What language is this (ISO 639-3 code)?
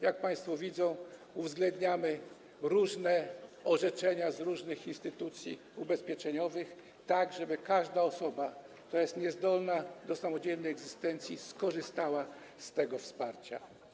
pol